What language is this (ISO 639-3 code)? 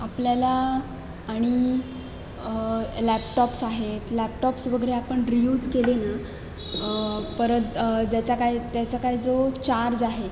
mar